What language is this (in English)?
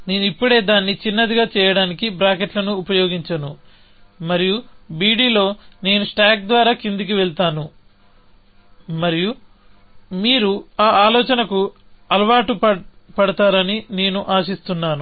Telugu